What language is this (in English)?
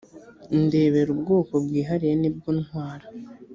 Kinyarwanda